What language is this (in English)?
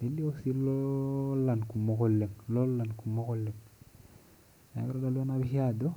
Masai